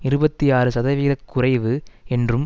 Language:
Tamil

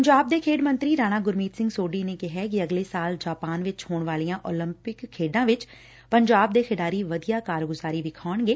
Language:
Punjabi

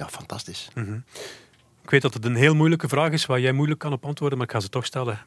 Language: Dutch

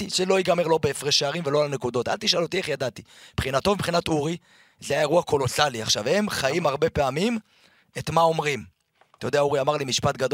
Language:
Hebrew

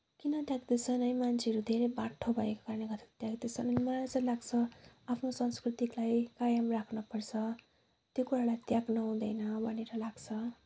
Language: Nepali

